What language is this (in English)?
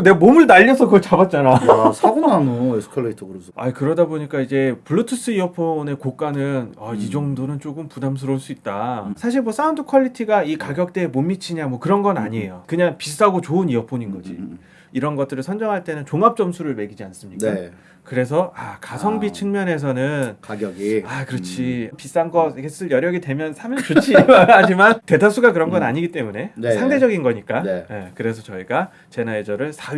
Korean